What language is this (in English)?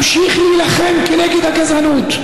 Hebrew